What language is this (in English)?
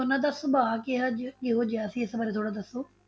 Punjabi